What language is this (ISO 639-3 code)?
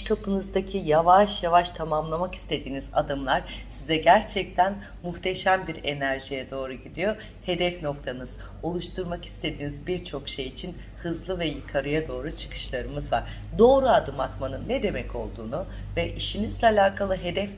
tur